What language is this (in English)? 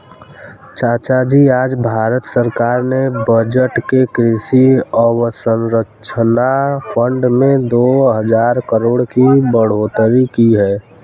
Hindi